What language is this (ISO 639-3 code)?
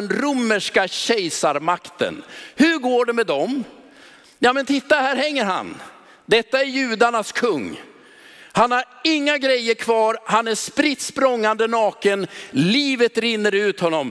swe